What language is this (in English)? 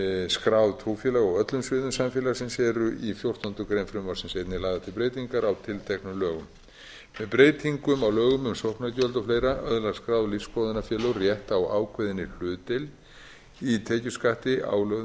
Icelandic